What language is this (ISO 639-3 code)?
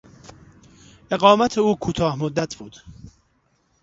fas